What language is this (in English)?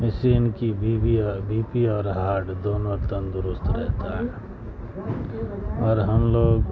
Urdu